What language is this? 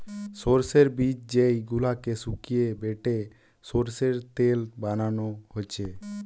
Bangla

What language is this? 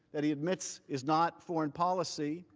English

